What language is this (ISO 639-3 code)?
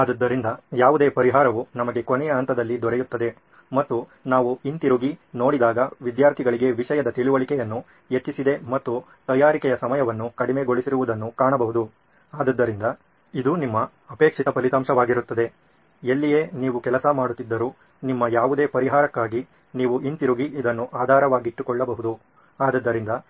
kan